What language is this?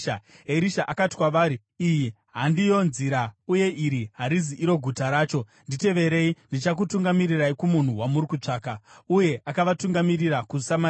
Shona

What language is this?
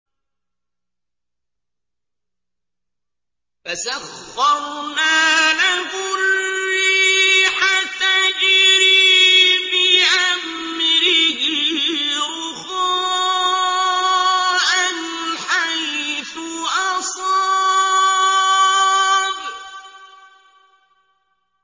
Arabic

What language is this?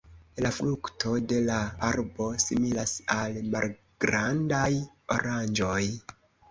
Esperanto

